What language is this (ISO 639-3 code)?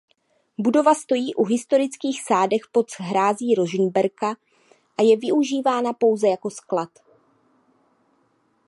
ces